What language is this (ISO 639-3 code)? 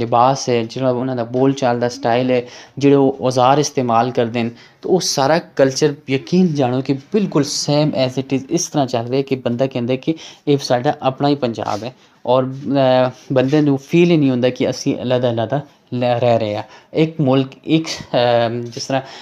pan